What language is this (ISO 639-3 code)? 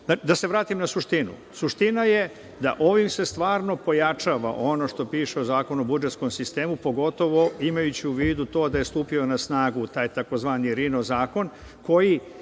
srp